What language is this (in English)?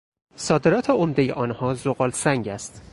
Persian